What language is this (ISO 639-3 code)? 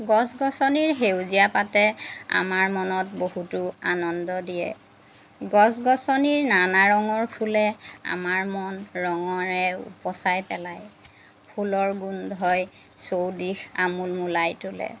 asm